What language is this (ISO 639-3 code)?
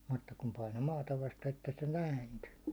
fin